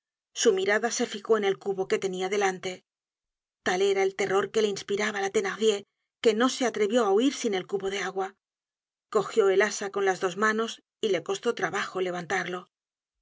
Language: Spanish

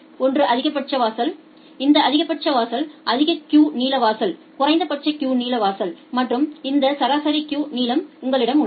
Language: Tamil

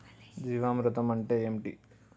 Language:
Telugu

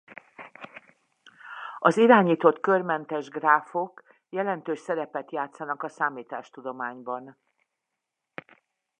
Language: Hungarian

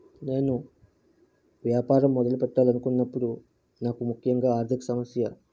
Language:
Telugu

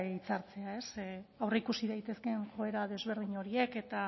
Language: Basque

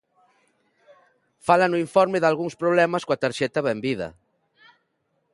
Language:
Galician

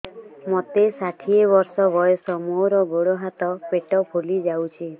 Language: Odia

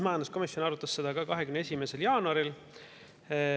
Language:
Estonian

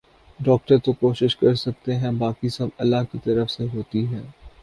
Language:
Urdu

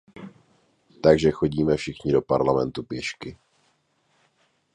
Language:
Czech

